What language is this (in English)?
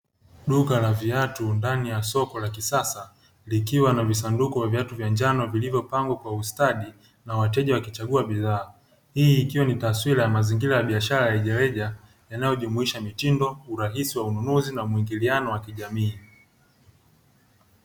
Swahili